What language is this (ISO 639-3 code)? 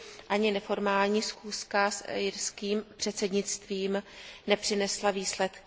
ces